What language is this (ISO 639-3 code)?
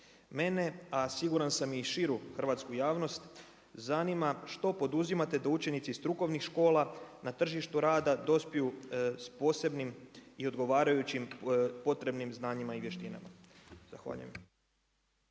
hrv